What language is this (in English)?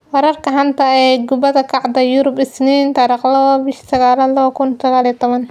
Somali